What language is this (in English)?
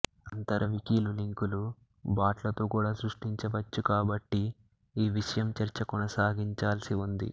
Telugu